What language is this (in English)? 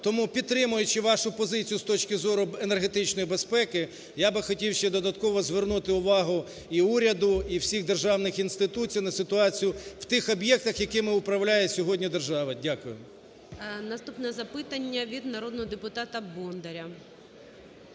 Ukrainian